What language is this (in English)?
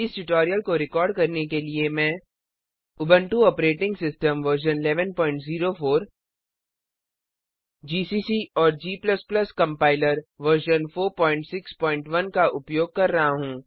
Hindi